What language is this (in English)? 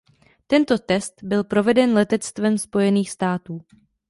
Czech